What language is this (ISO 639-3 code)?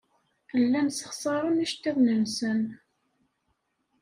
kab